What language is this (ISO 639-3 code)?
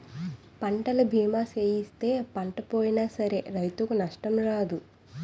tel